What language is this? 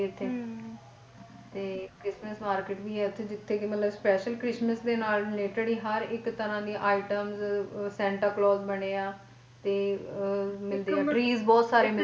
Punjabi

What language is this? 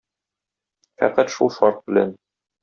Tatar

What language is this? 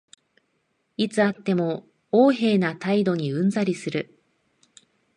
Japanese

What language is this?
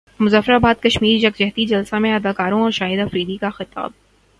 Urdu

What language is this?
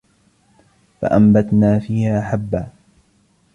Arabic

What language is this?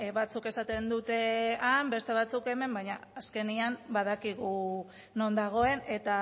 Basque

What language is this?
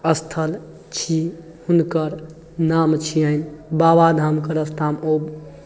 Maithili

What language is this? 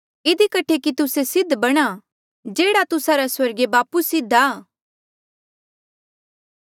Mandeali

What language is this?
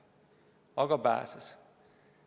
Estonian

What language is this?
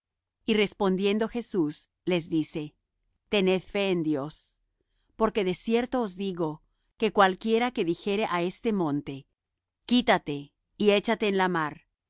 Spanish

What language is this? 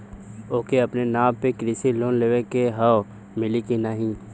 Bhojpuri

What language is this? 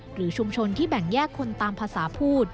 Thai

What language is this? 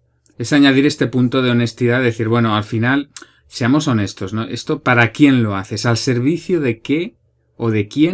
Spanish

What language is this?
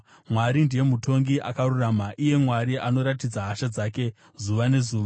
Shona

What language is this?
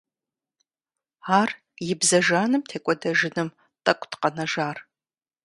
Kabardian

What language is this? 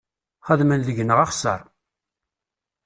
Kabyle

